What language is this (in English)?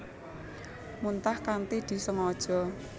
Javanese